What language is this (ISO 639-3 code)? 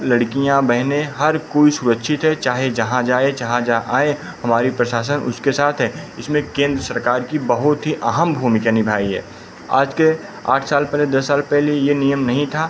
hin